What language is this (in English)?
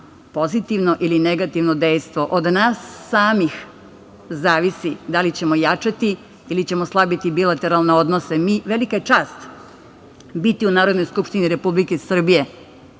Serbian